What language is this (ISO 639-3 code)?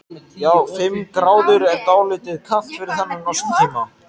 isl